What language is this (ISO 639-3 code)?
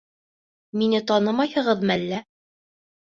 bak